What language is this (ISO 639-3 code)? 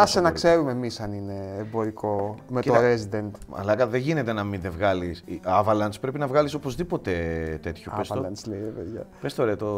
ell